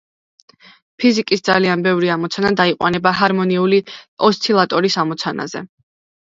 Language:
Georgian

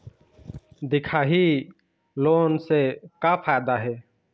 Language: Chhattisgarhi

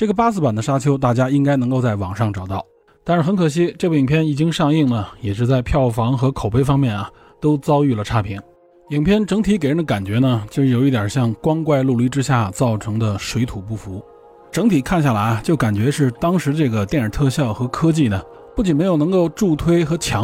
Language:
Chinese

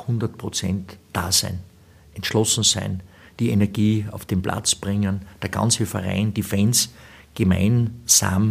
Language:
German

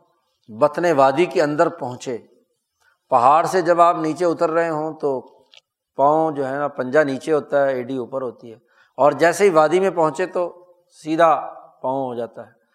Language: Urdu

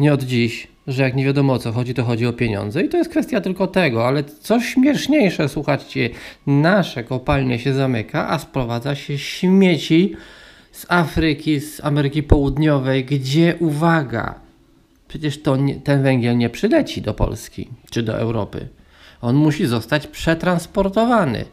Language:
Polish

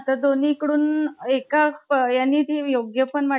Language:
Marathi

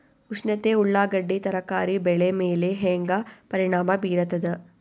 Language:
Kannada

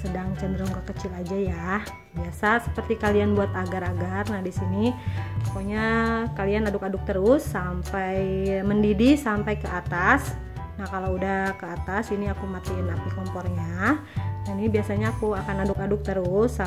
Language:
Indonesian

